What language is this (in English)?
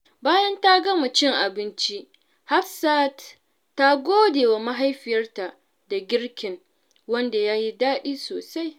Hausa